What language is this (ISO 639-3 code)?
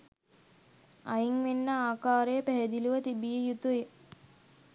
sin